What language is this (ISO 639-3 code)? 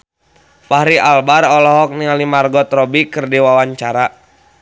sun